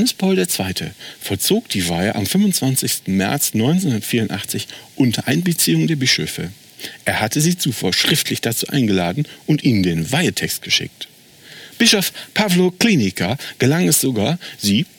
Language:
German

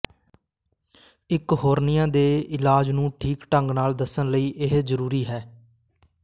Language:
Punjabi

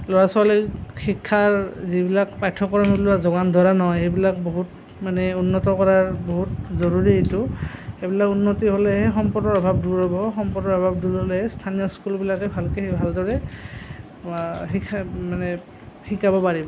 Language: Assamese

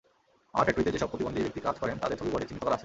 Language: Bangla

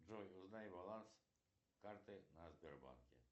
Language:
Russian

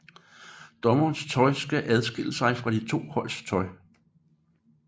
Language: Danish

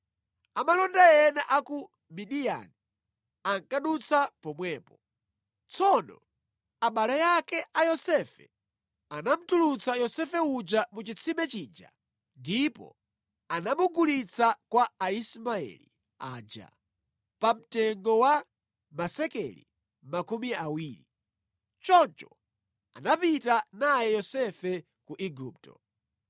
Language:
Nyanja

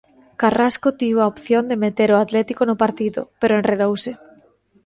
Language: Galician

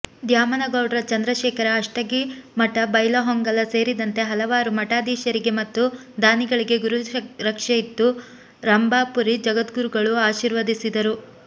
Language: Kannada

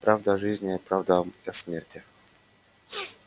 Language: Russian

